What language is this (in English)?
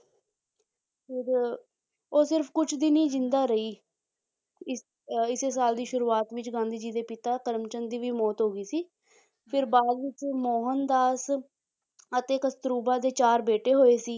Punjabi